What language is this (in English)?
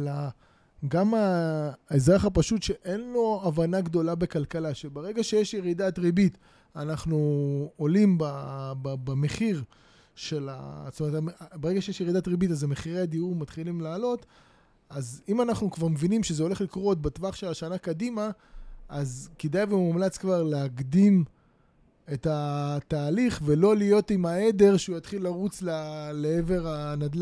Hebrew